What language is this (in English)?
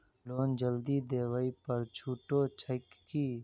Maithili